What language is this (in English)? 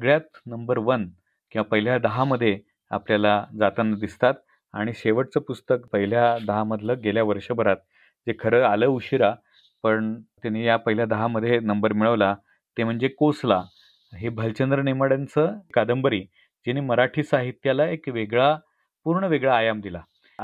Marathi